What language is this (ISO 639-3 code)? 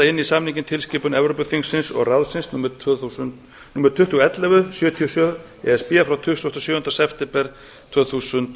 isl